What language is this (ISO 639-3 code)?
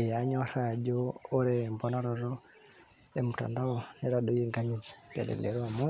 mas